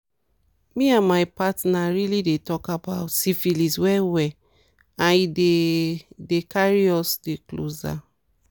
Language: Nigerian Pidgin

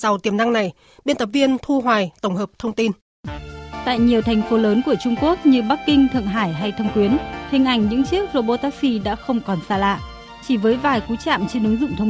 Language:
Vietnamese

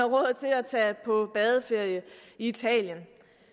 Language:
Danish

